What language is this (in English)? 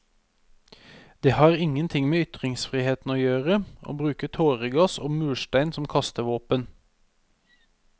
Norwegian